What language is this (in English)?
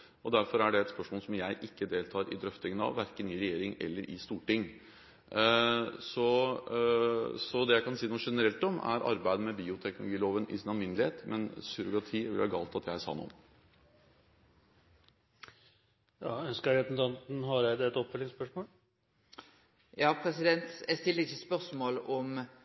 Norwegian